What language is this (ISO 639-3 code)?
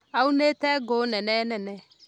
kik